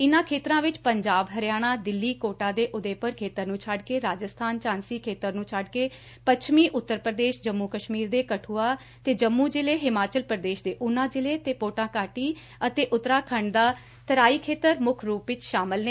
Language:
Punjabi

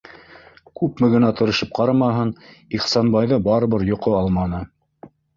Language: Bashkir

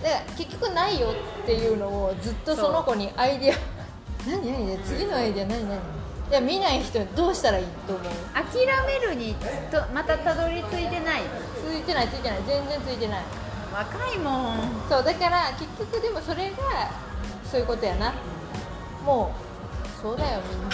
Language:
Japanese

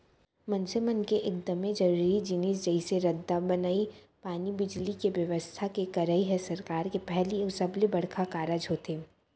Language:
Chhattisgarhi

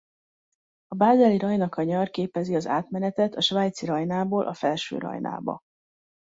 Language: Hungarian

